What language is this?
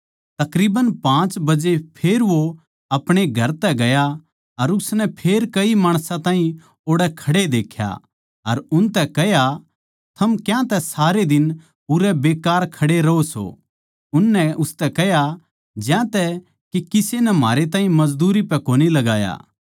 Haryanvi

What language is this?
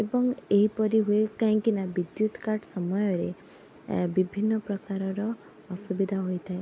Odia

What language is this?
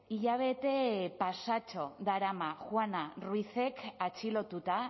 Basque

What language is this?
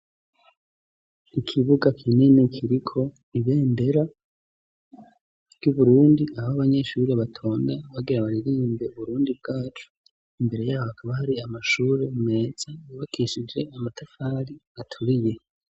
Rundi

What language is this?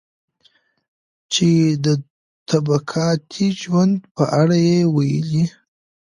Pashto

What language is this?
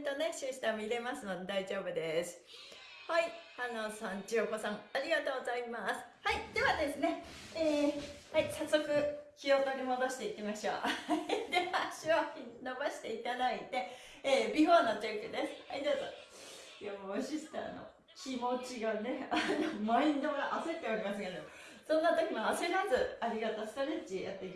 Japanese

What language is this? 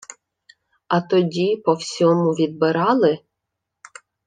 Ukrainian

